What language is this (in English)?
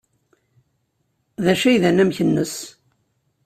Kabyle